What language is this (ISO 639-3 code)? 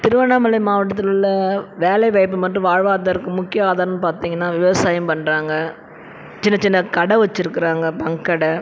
tam